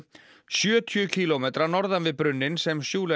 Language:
Icelandic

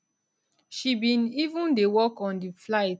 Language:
Nigerian Pidgin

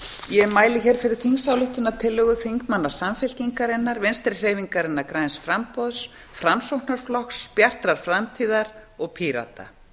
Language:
Icelandic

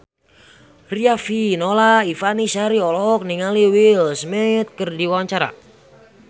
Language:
Sundanese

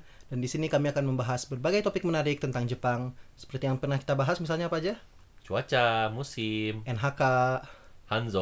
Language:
Indonesian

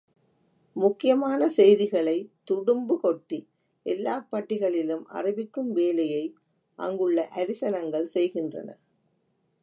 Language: Tamil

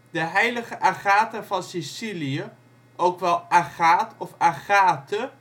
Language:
Dutch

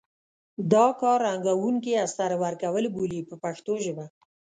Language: Pashto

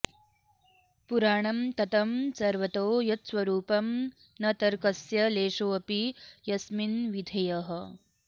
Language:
Sanskrit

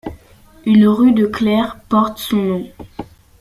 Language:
French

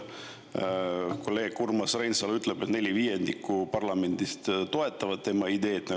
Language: Estonian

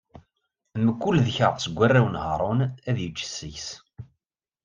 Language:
Kabyle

